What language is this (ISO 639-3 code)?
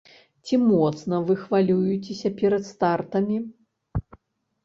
bel